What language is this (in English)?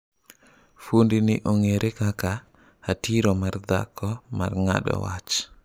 Luo (Kenya and Tanzania)